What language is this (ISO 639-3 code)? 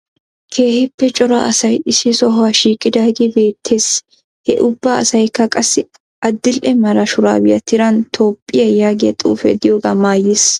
wal